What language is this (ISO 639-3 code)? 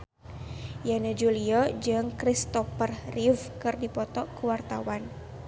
sun